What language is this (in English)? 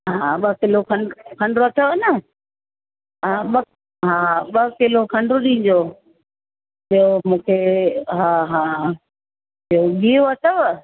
Sindhi